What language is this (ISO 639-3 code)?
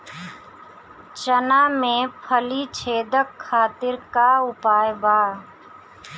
bho